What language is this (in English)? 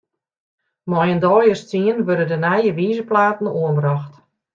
Western Frisian